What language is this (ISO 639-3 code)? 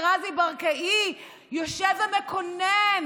heb